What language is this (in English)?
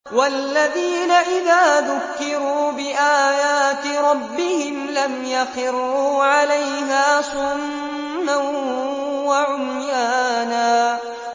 Arabic